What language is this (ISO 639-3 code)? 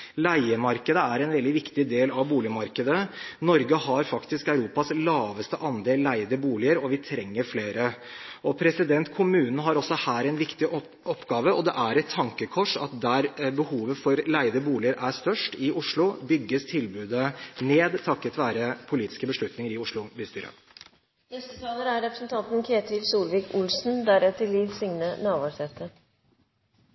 nob